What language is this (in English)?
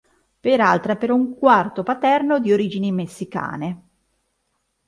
Italian